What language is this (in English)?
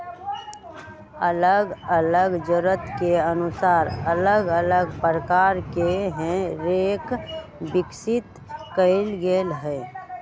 Magahi